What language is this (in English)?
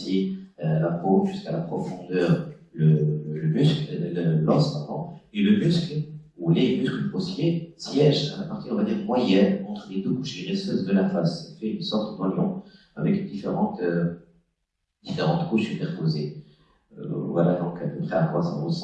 French